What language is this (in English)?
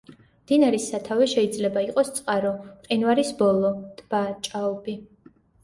Georgian